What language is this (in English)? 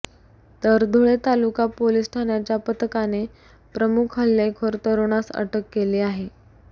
Marathi